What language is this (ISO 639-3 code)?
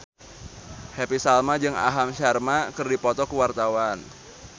sun